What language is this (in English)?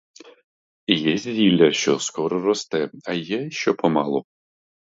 Ukrainian